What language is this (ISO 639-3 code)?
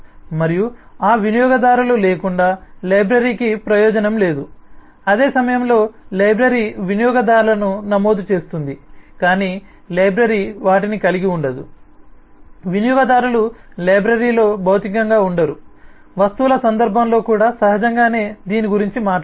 tel